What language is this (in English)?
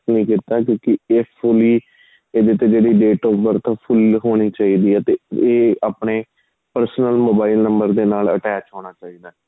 Punjabi